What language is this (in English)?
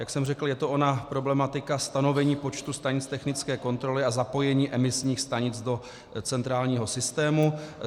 Czech